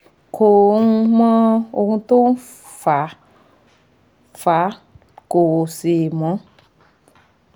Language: Yoruba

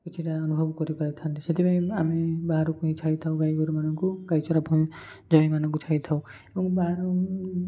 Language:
Odia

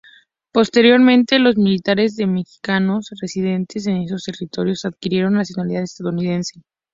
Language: Spanish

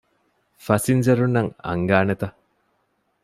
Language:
Divehi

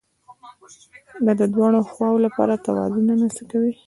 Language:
Pashto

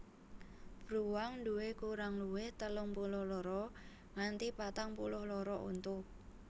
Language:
Javanese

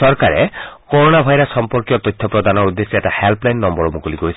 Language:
Assamese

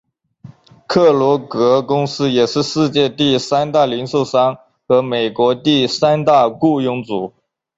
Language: Chinese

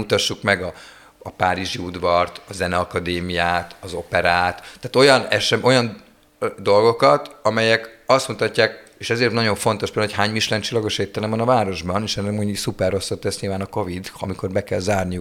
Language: Hungarian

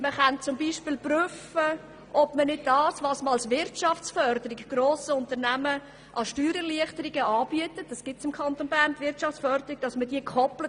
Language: Swiss German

